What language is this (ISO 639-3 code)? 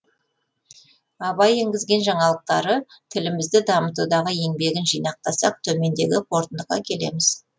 kaz